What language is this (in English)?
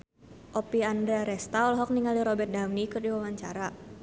Sundanese